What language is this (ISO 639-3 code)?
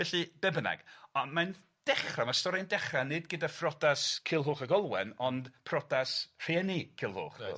cym